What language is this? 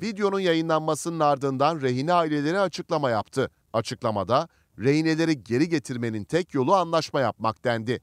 Turkish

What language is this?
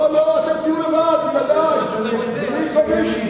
Hebrew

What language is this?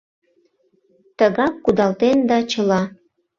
Mari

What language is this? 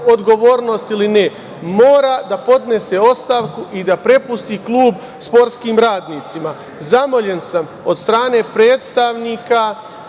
Serbian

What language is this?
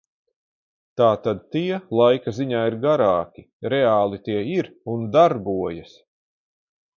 Latvian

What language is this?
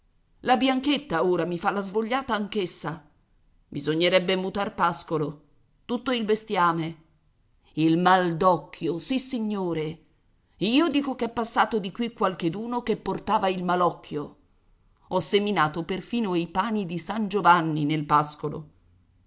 Italian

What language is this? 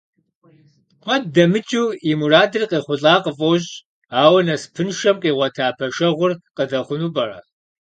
Kabardian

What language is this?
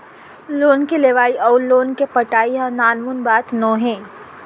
Chhattisgarhi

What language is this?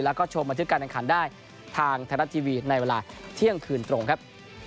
Thai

